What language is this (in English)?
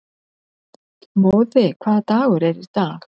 Icelandic